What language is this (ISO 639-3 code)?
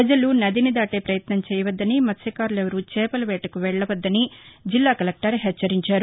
tel